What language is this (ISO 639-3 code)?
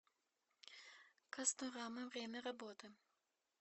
rus